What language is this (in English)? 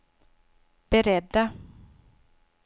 Swedish